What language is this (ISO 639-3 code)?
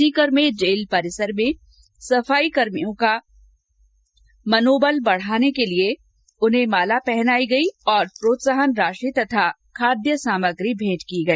hin